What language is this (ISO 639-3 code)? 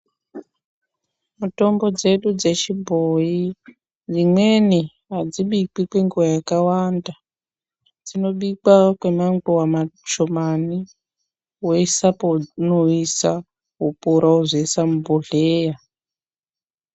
ndc